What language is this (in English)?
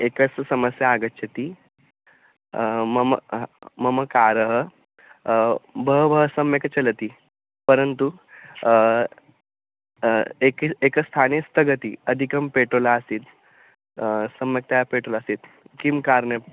Sanskrit